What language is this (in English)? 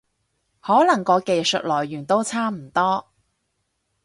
Cantonese